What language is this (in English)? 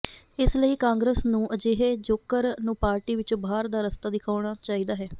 Punjabi